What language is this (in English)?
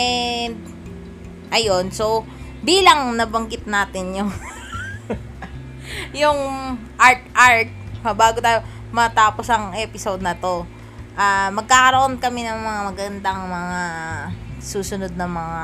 Filipino